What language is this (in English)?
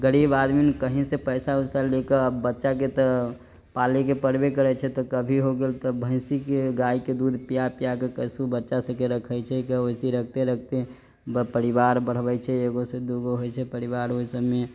Maithili